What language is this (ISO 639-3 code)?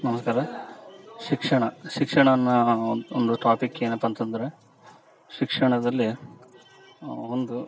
kan